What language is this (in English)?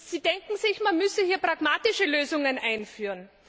German